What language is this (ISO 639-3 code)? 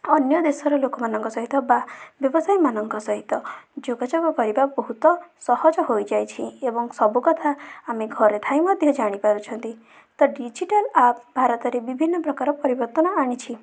ori